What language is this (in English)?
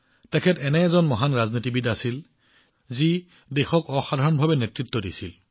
Assamese